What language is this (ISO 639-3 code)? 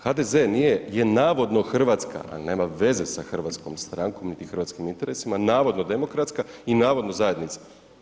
hrv